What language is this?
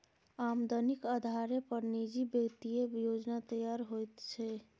Maithili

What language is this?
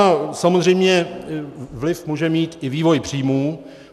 Czech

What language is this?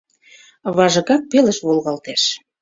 Mari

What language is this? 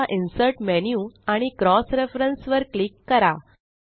Marathi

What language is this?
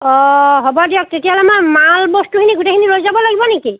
Assamese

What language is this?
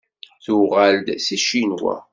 Kabyle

